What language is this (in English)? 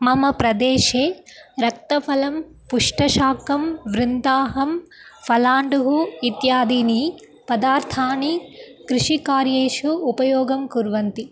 Sanskrit